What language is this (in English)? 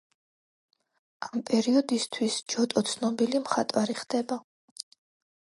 Georgian